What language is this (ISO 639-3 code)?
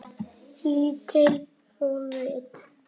isl